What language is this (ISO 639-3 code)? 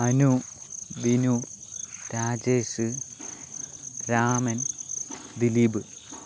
mal